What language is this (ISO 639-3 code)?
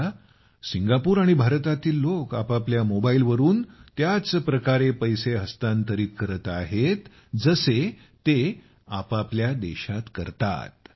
mar